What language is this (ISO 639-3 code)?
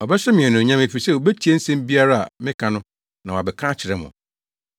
aka